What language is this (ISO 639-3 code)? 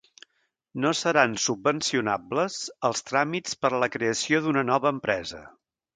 cat